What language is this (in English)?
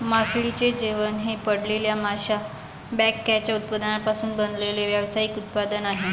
Marathi